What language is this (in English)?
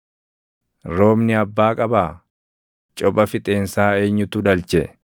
Oromo